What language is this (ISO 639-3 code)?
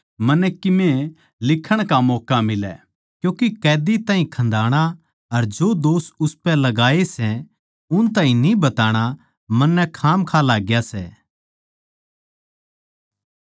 bgc